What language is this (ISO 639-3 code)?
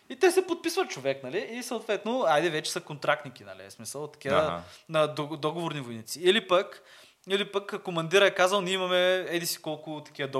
bul